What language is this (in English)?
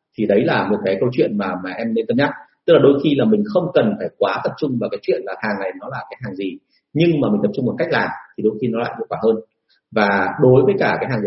Vietnamese